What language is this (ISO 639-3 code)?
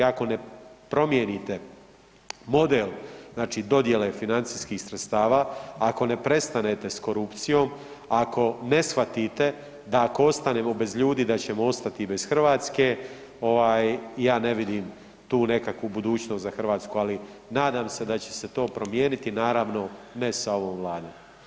hrv